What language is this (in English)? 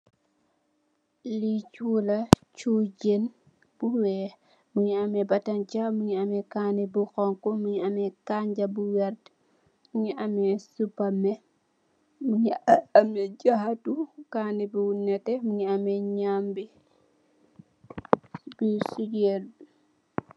Wolof